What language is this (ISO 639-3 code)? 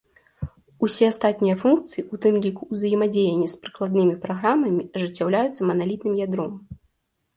bel